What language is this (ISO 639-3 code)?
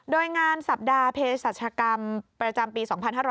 tha